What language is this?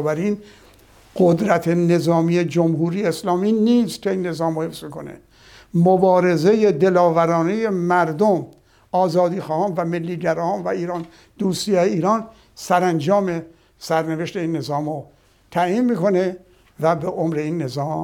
Persian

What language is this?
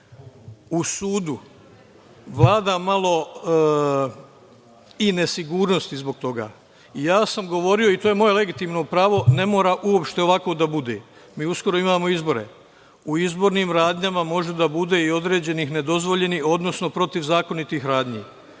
Serbian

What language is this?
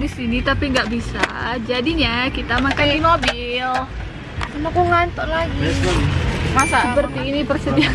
Indonesian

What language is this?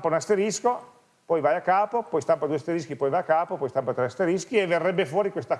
Italian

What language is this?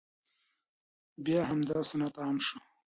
Pashto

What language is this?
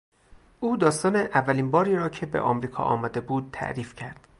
Persian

